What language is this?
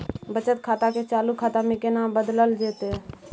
Maithili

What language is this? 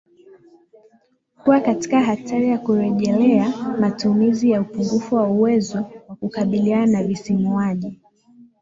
Swahili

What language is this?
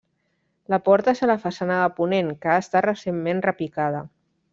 Catalan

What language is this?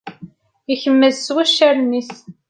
Kabyle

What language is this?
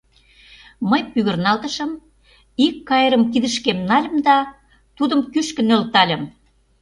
Mari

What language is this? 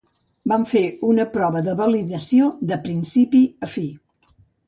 Catalan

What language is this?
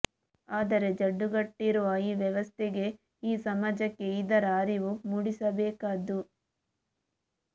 Kannada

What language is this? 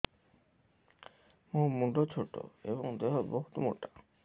Odia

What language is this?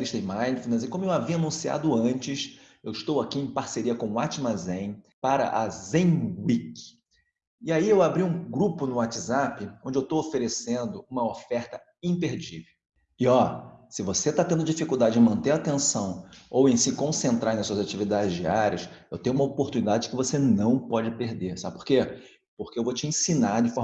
Portuguese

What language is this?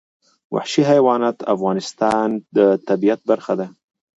Pashto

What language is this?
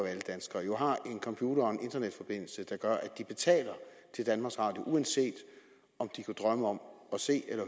Danish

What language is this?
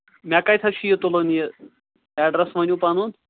Kashmiri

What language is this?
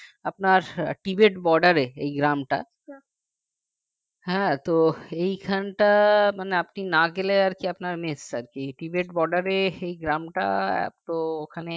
Bangla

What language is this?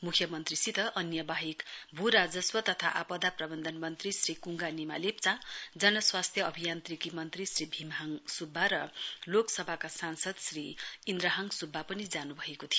Nepali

